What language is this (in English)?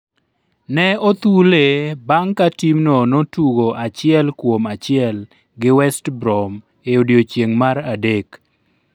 Luo (Kenya and Tanzania)